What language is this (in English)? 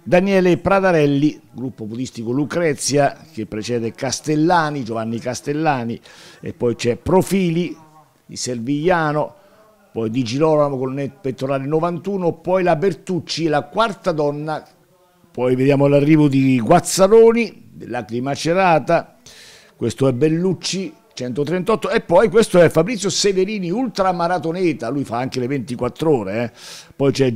Italian